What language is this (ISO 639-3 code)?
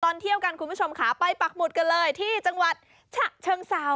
tha